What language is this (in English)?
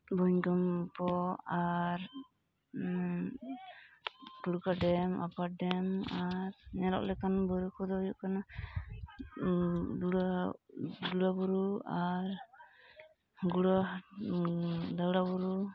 Santali